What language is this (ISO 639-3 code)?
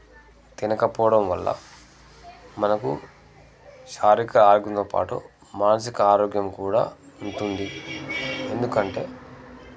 tel